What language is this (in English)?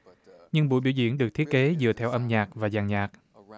Vietnamese